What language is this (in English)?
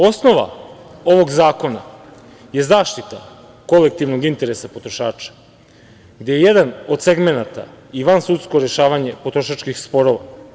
Serbian